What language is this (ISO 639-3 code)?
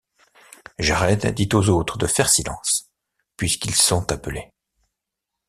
fra